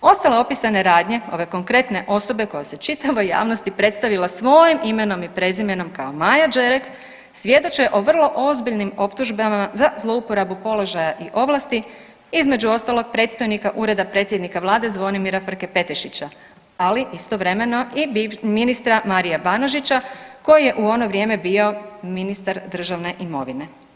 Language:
Croatian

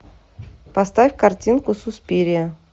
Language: Russian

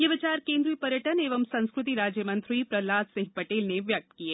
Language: Hindi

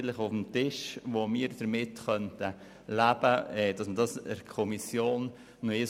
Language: Swiss German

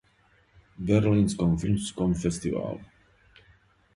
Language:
Serbian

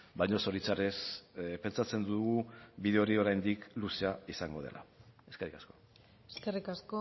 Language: Basque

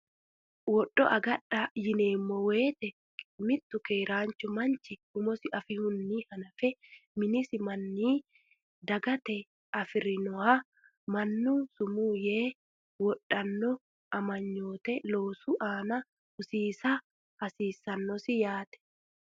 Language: Sidamo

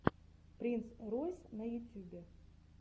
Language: Russian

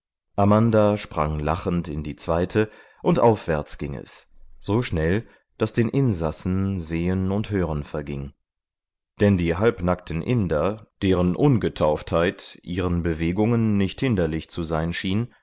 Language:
German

